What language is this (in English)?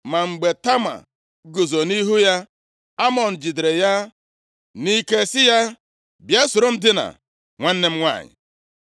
Igbo